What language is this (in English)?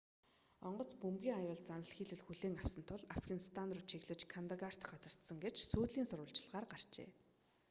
Mongolian